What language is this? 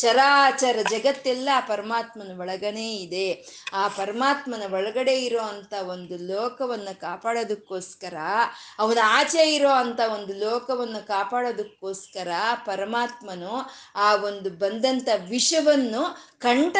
Kannada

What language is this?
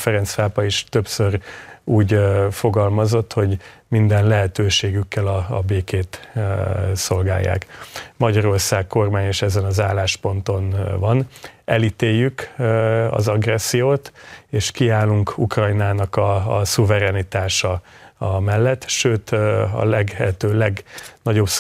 Hungarian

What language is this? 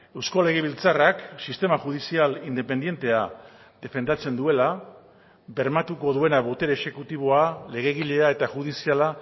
Basque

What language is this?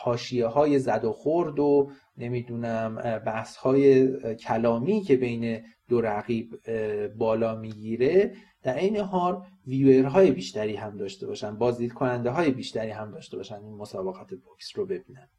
Persian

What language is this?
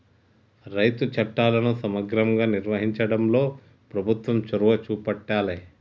Telugu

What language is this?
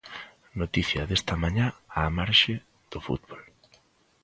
Galician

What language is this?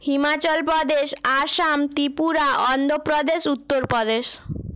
Bangla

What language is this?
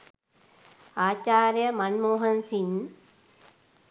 Sinhala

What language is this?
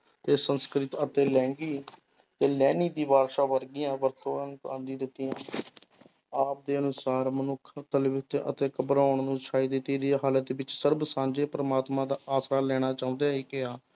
Punjabi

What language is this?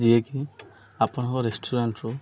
Odia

